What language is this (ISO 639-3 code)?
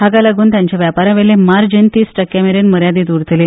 kok